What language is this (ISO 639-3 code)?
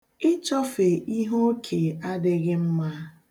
ibo